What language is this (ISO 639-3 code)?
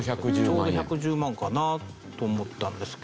jpn